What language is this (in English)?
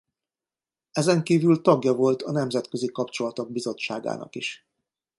Hungarian